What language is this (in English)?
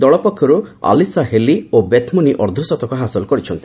Odia